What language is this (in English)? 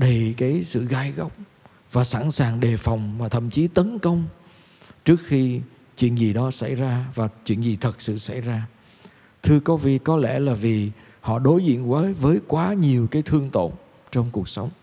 Vietnamese